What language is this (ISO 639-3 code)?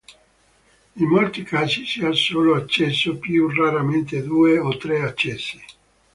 ita